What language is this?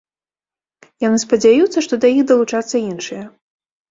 Belarusian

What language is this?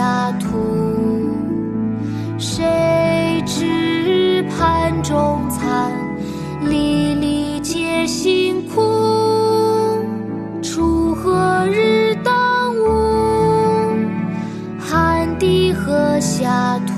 Chinese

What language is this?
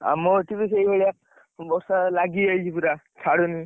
Odia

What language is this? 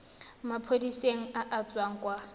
Tswana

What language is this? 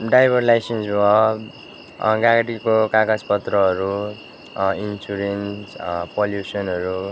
Nepali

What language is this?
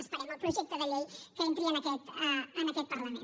Catalan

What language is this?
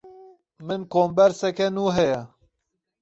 Kurdish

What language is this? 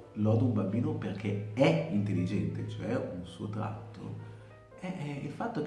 Italian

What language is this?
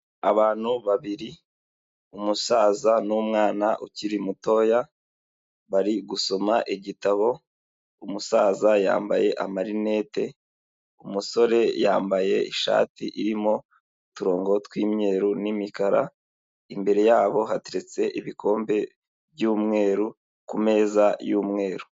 Kinyarwanda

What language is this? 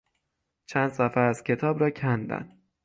Persian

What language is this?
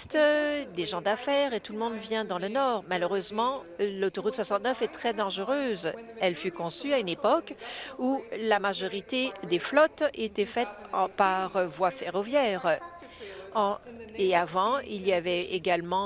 French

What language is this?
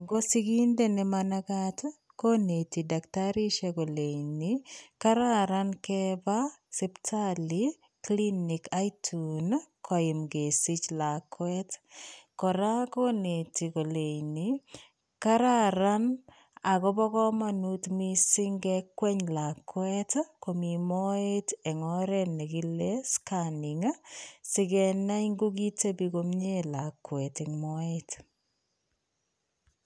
Kalenjin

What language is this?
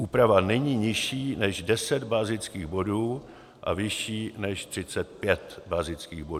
Czech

